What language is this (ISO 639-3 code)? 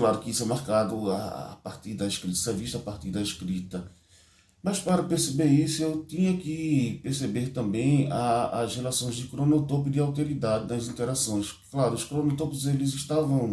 por